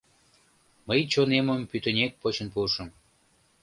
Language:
Mari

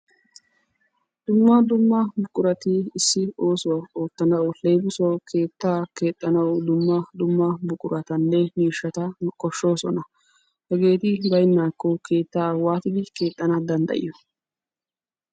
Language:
Wolaytta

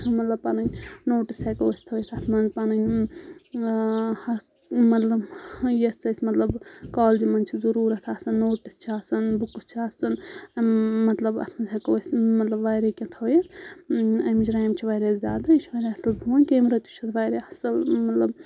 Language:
Kashmiri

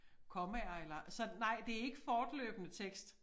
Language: Danish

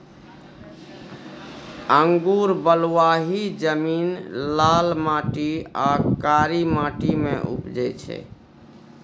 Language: Maithili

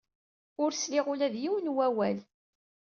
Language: Kabyle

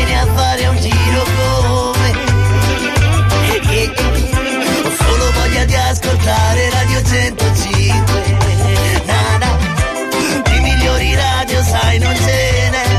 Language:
Italian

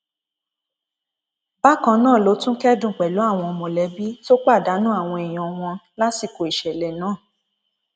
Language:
Yoruba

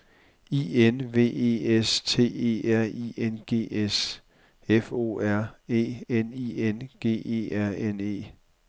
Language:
Danish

